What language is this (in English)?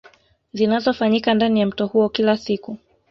Swahili